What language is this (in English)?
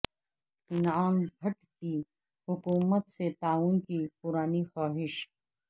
Urdu